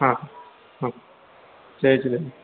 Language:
Sindhi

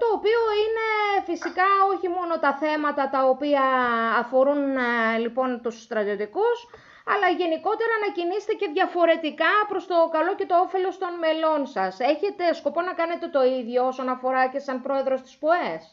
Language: Greek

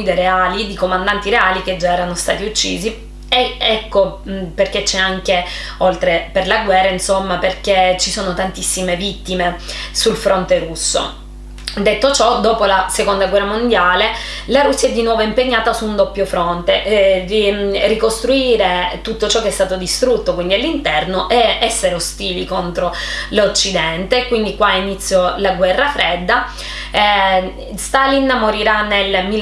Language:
Italian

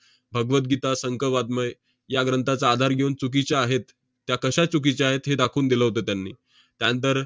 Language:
Marathi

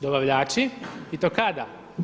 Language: Croatian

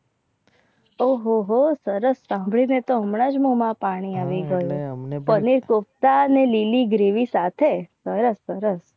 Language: Gujarati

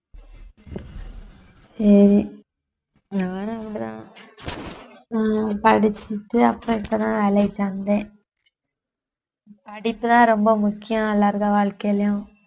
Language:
Tamil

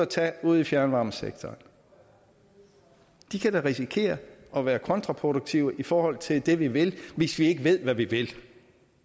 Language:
Danish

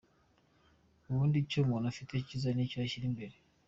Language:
Kinyarwanda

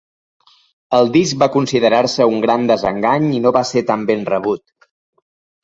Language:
Catalan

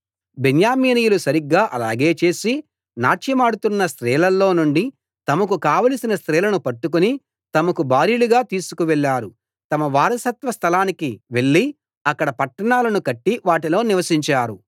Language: Telugu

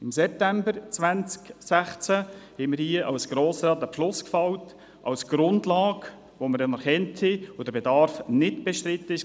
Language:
Swiss German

